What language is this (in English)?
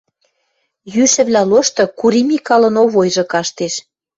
Western Mari